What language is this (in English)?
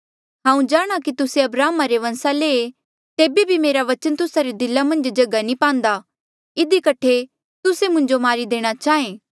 Mandeali